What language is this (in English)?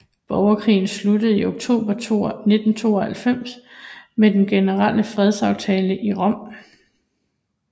Danish